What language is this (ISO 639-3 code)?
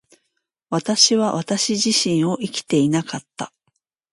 jpn